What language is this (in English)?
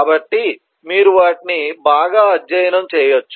Telugu